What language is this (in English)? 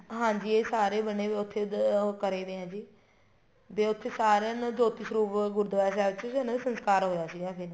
Punjabi